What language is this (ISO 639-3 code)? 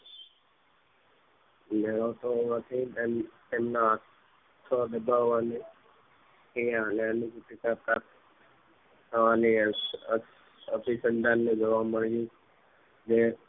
guj